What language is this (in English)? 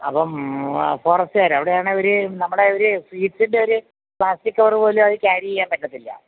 Malayalam